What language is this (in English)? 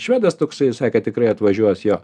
Lithuanian